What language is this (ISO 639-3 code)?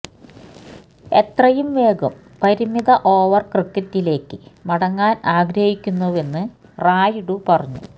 mal